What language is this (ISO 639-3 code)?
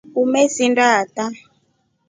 rof